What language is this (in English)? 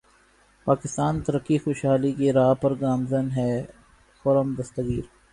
Urdu